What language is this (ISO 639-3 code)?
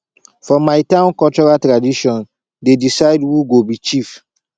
pcm